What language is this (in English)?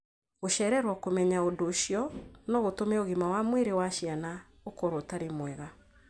Kikuyu